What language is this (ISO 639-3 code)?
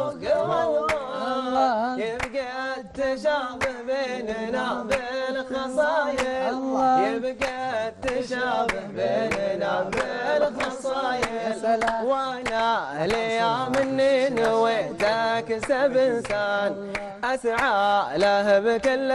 ara